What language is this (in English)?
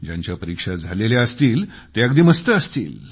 Marathi